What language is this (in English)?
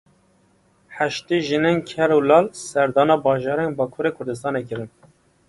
Kurdish